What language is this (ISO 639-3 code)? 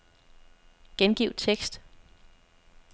dan